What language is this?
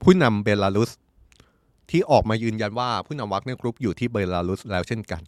Thai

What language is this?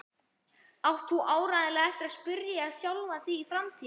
Icelandic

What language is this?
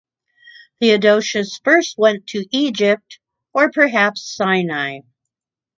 English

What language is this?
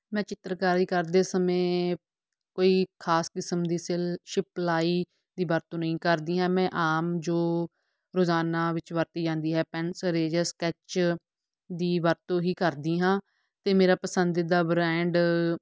Punjabi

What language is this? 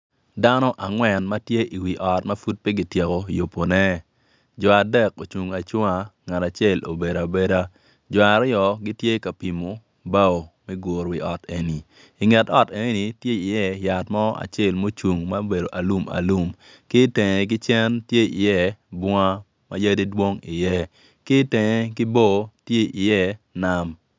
Acoli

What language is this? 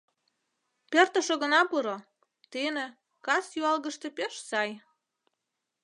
Mari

